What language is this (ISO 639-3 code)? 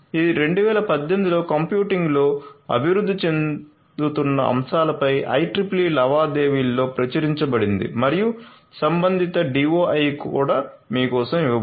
tel